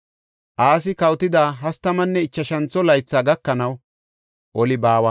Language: Gofa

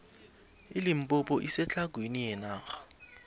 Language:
South Ndebele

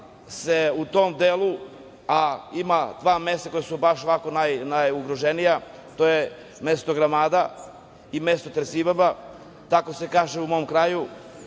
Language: Serbian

